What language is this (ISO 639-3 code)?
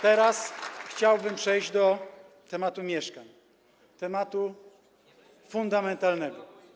pol